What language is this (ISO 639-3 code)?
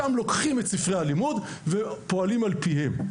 heb